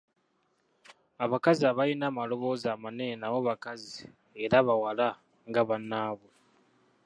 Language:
Ganda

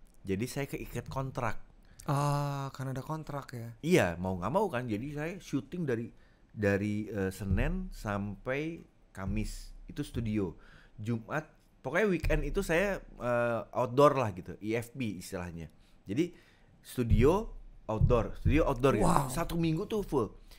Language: Indonesian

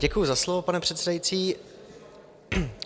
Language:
Czech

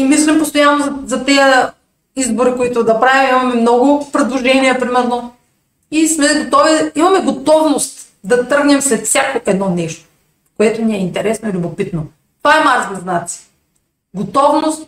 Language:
Bulgarian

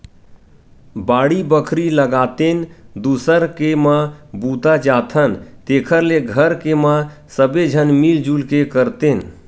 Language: Chhattisgarhi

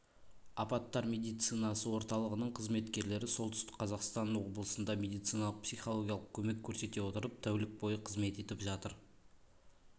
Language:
Kazakh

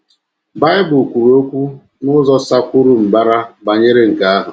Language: Igbo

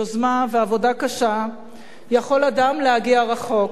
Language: Hebrew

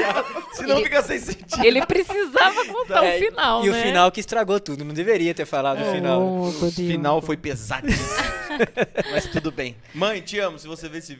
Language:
Portuguese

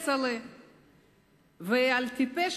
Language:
Hebrew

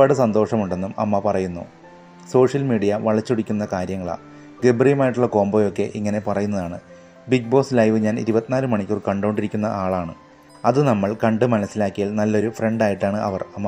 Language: Malayalam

